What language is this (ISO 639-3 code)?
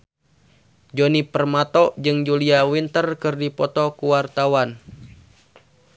sun